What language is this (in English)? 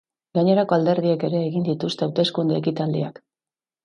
Basque